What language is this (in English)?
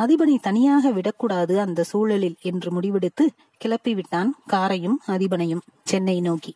Tamil